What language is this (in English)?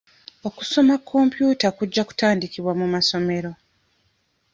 Ganda